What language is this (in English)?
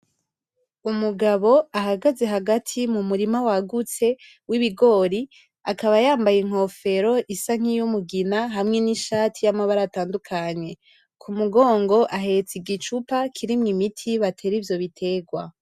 Rundi